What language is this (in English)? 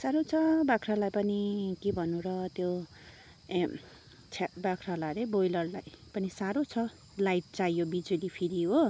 Nepali